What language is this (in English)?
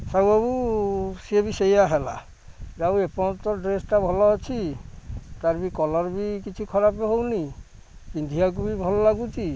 Odia